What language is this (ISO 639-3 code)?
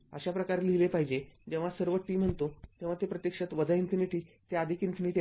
mar